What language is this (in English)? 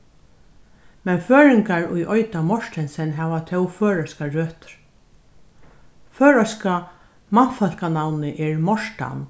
Faroese